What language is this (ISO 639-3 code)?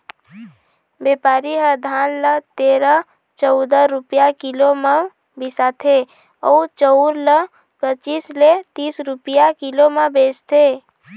hne